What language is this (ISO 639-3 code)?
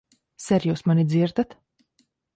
lav